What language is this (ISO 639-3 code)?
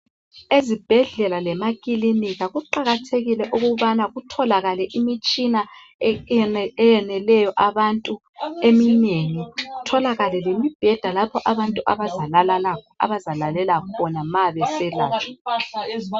nde